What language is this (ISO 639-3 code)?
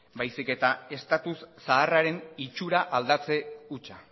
eus